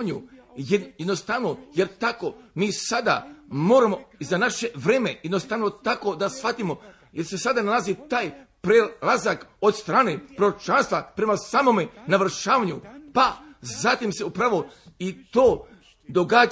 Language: Croatian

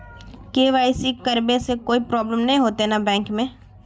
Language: Magahi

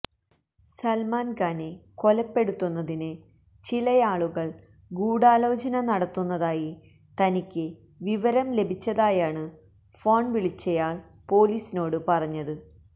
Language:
Malayalam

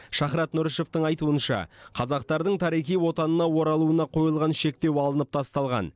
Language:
Kazakh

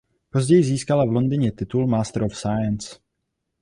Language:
Czech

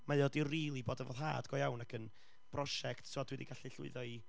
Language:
Welsh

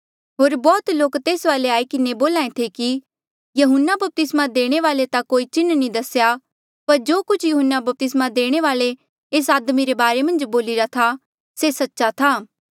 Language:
Mandeali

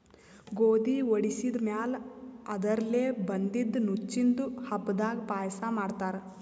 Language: Kannada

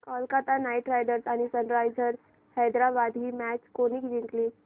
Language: Marathi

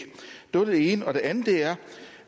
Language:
Danish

